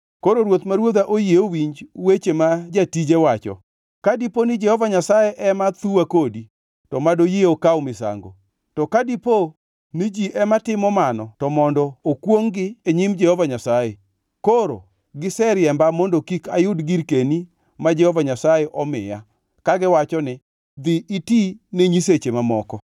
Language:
Luo (Kenya and Tanzania)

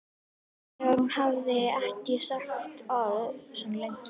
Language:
Icelandic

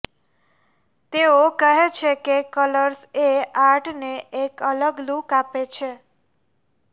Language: Gujarati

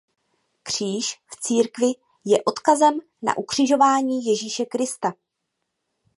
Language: Czech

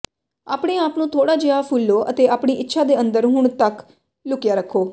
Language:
Punjabi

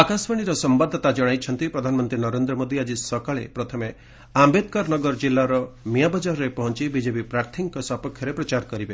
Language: Odia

